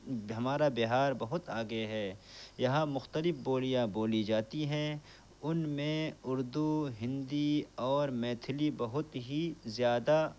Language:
Urdu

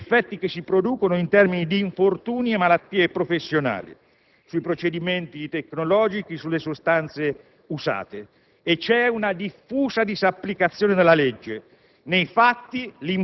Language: Italian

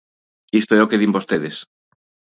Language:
Galician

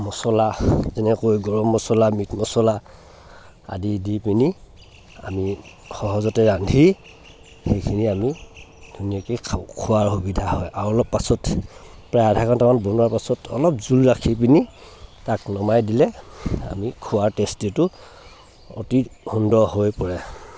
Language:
Assamese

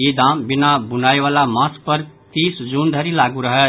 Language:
Maithili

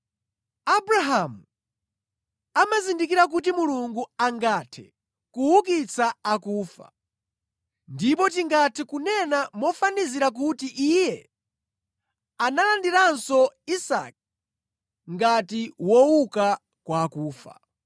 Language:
Nyanja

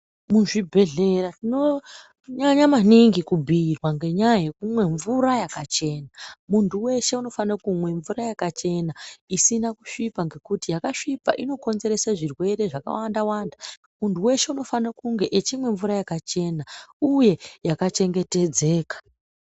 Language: Ndau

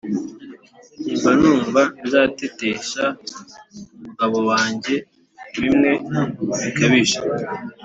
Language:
Kinyarwanda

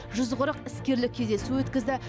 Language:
Kazakh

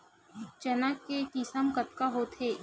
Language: Chhattisgarhi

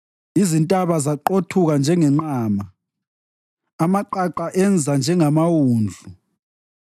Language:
North Ndebele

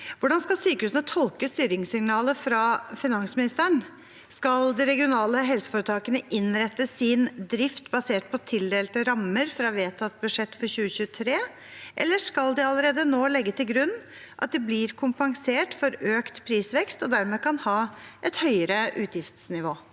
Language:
Norwegian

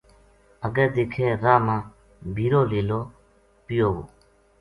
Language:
Gujari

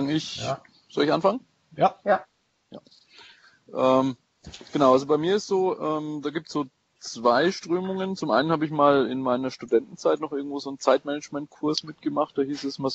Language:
German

